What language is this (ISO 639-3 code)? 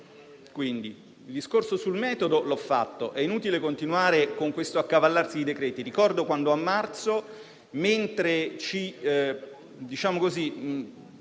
ita